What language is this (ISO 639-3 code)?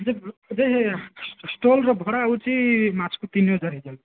ori